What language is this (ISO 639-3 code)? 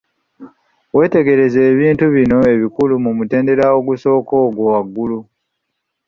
lug